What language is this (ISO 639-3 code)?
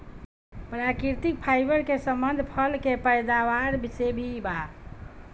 bho